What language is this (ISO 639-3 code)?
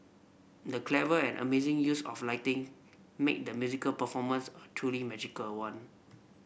eng